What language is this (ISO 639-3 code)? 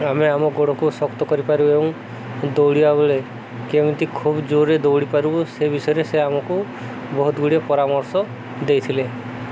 ori